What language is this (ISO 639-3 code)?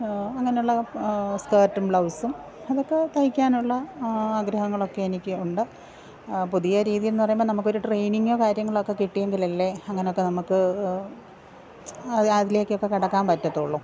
mal